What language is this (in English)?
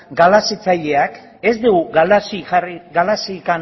Basque